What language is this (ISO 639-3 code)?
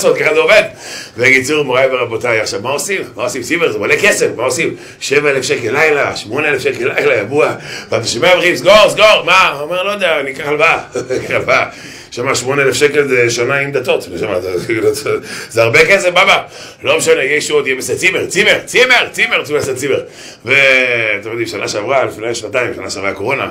heb